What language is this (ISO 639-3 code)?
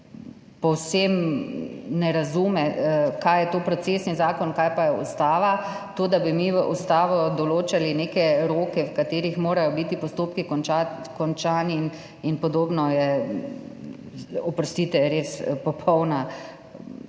slv